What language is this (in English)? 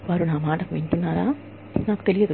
Telugu